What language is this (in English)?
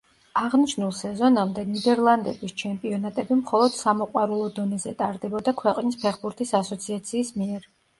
Georgian